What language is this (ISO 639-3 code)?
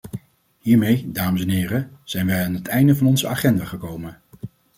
nld